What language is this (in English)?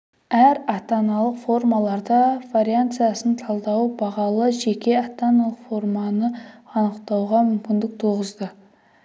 Kazakh